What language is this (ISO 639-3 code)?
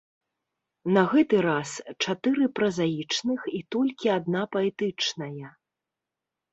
bel